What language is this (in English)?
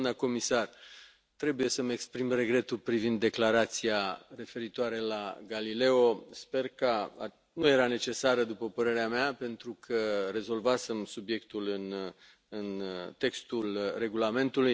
Romanian